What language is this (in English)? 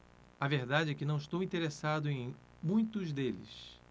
Portuguese